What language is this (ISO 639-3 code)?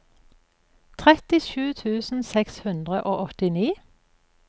nor